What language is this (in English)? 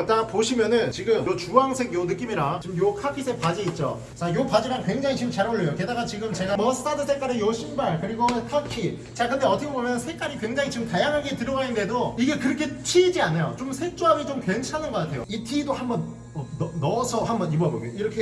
Korean